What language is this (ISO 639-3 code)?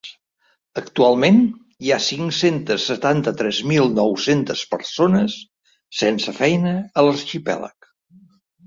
cat